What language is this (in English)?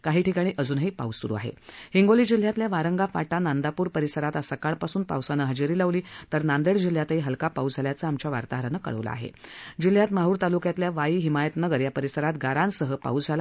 Marathi